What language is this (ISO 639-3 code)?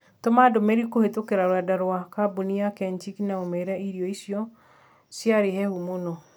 kik